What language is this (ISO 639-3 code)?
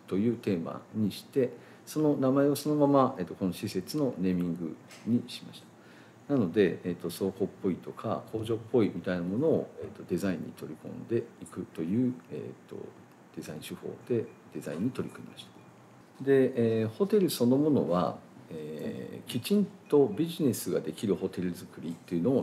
jpn